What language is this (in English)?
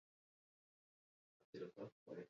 Basque